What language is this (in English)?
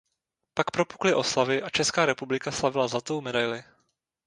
Czech